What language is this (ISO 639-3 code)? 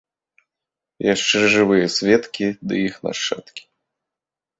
bel